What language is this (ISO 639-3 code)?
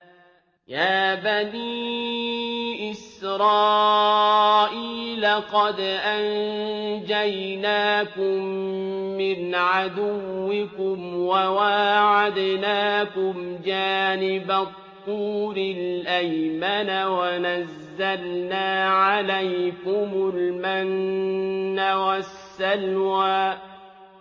ara